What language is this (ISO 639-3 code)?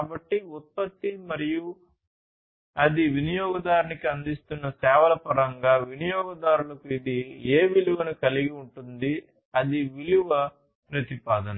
tel